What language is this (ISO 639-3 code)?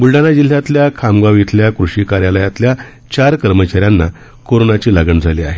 mar